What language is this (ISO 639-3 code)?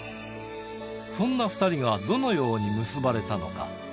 jpn